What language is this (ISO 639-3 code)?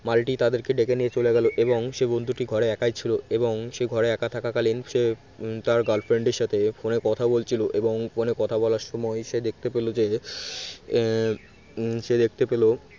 ben